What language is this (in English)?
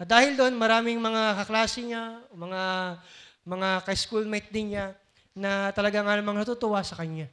Filipino